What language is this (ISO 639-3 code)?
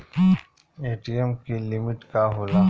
bho